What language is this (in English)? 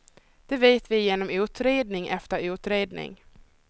Swedish